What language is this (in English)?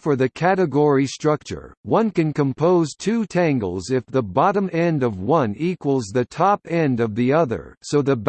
English